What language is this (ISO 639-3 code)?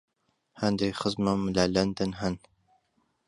ckb